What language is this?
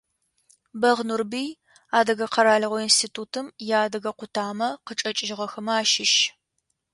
Adyghe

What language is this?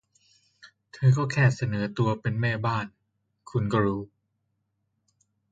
Thai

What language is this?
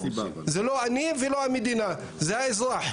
Hebrew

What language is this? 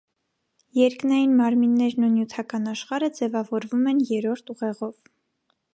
Armenian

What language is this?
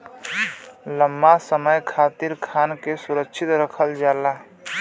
Bhojpuri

